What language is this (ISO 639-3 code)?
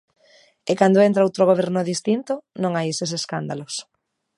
glg